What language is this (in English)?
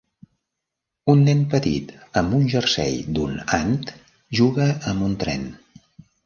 Catalan